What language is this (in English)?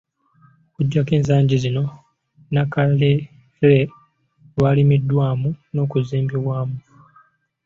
Ganda